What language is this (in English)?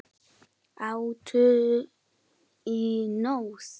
Icelandic